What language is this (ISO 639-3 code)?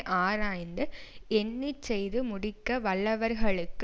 tam